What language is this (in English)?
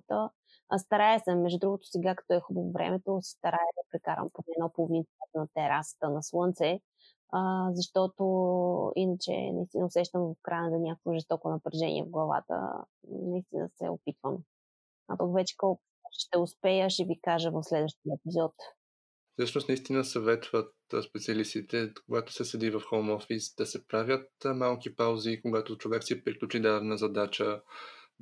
Bulgarian